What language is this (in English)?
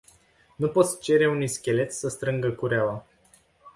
Romanian